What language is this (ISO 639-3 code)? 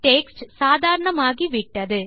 tam